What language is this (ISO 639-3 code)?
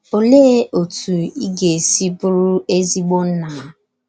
ibo